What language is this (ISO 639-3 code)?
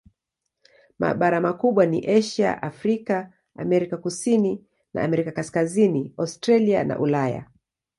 swa